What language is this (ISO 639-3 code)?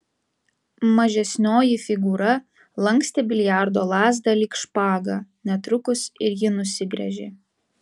lit